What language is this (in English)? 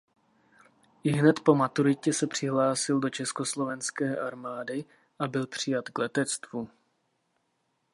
Czech